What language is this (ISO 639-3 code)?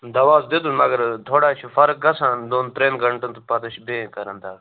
kas